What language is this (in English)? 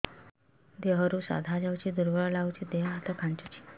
Odia